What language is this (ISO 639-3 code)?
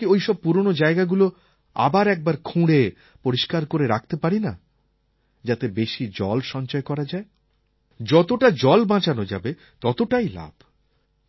ben